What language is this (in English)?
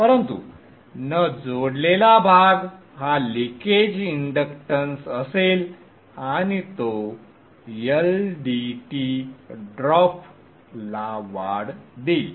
Marathi